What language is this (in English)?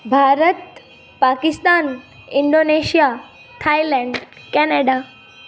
Sindhi